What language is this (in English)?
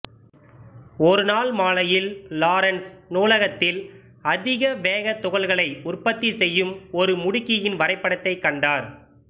Tamil